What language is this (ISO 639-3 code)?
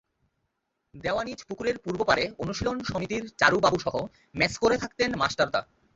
ben